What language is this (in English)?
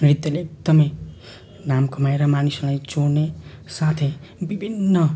Nepali